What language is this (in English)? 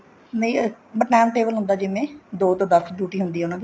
Punjabi